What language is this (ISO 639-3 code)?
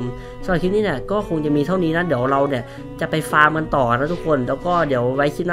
tha